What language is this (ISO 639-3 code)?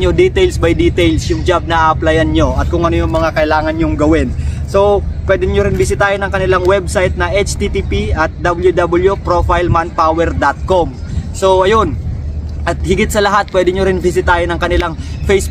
fil